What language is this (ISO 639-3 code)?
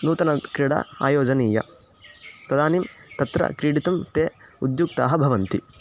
san